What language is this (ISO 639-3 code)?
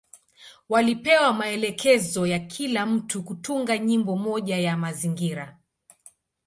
swa